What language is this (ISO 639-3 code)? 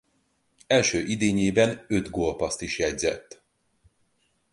hun